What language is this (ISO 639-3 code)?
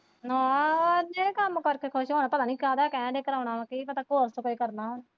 pan